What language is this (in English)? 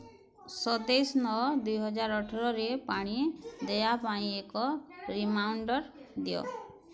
Odia